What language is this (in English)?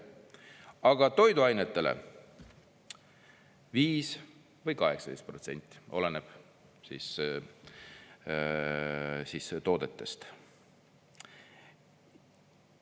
Estonian